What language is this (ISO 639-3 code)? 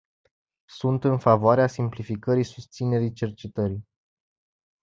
ron